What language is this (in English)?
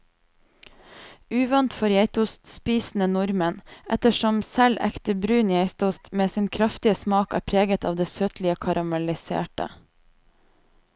Norwegian